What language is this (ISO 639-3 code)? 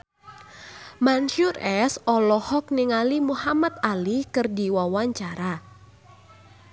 sun